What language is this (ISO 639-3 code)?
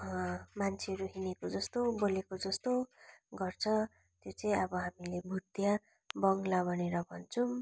nep